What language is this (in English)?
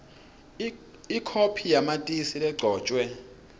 Swati